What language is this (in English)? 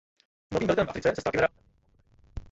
Czech